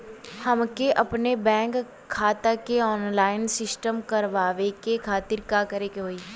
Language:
Bhojpuri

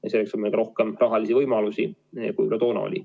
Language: Estonian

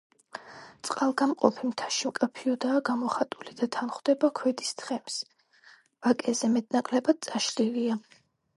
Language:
Georgian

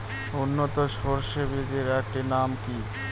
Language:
Bangla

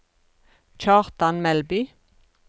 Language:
Norwegian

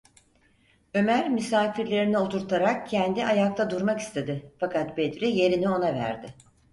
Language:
Turkish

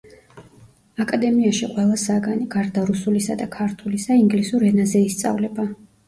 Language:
Georgian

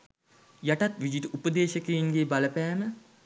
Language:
Sinhala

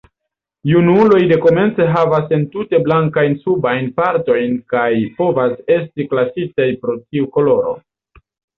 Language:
Esperanto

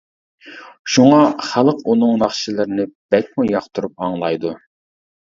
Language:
Uyghur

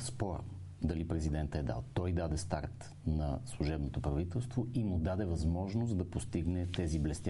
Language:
Bulgarian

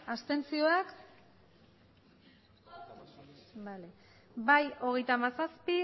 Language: Basque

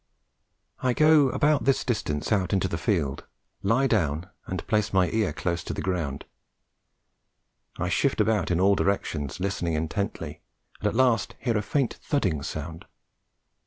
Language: English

